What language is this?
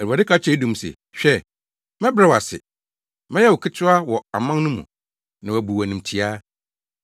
Akan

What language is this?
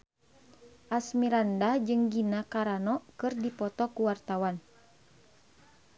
Sundanese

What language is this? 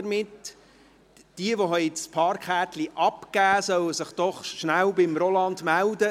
Swiss German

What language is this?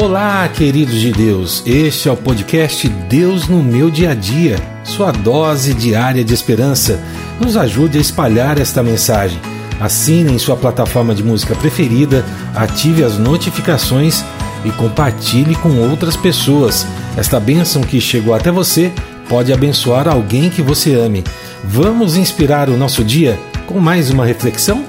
Portuguese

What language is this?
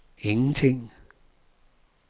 Danish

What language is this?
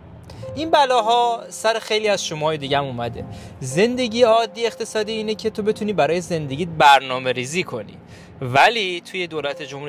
Persian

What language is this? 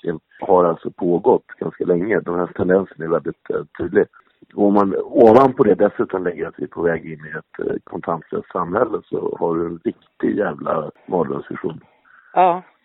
Swedish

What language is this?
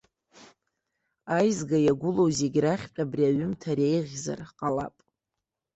Abkhazian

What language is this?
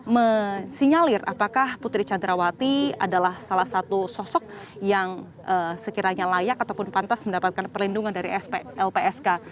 Indonesian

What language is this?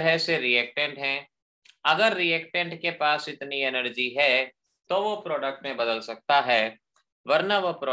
Hindi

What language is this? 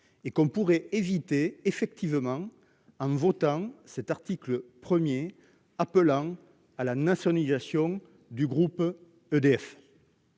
French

